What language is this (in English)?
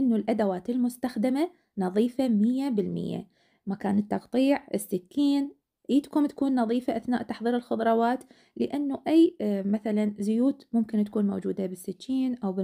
Arabic